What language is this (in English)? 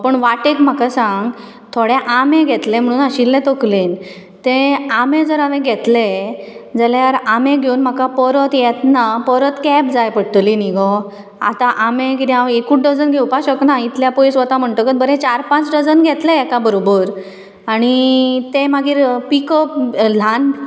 Konkani